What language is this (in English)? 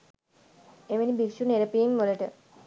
Sinhala